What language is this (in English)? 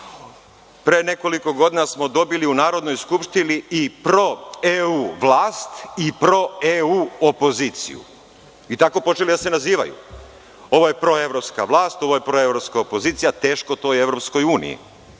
Serbian